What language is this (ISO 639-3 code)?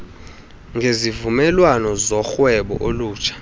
xho